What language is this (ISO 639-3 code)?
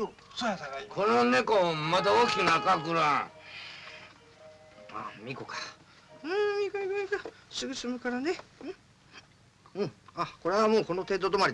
jpn